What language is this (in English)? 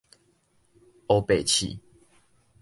Min Nan Chinese